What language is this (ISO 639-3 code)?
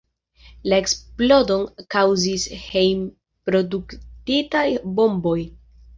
epo